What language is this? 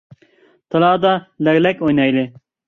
Uyghur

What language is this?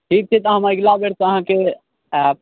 Maithili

